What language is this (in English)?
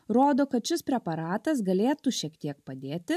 Lithuanian